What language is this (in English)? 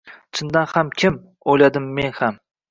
Uzbek